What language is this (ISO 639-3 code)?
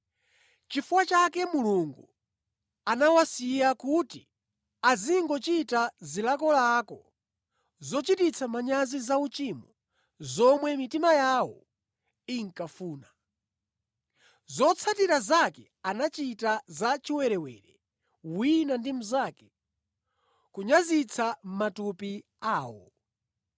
nya